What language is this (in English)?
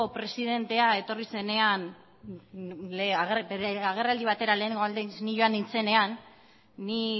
Basque